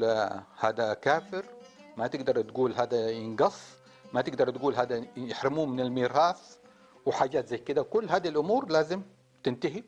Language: Arabic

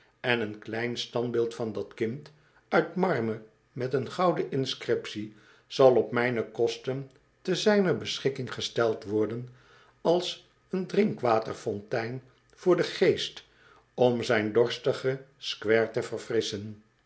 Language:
Dutch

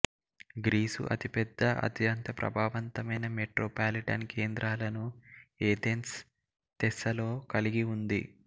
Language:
Telugu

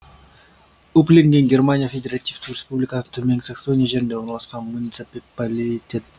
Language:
Kazakh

